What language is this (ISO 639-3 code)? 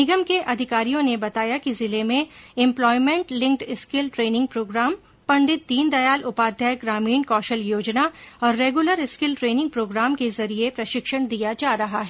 hin